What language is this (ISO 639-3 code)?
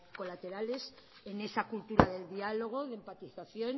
spa